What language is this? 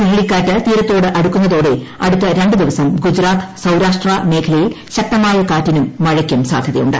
Malayalam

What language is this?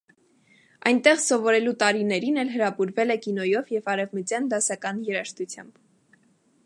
Armenian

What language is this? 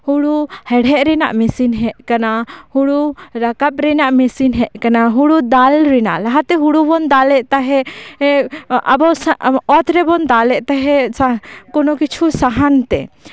Santali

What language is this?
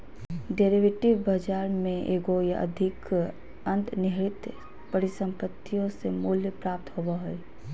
Magahi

